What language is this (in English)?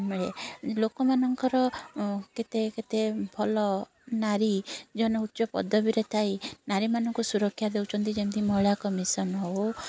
Odia